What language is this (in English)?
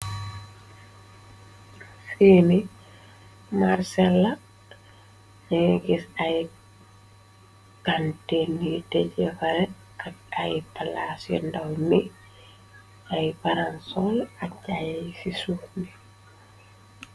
Wolof